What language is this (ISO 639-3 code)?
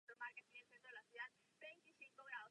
ces